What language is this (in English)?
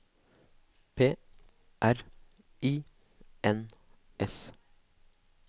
Norwegian